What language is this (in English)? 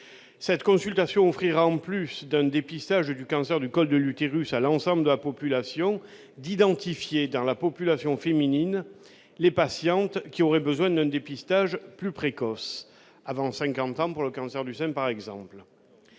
French